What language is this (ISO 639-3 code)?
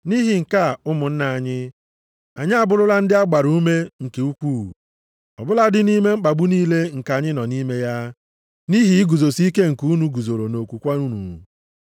ibo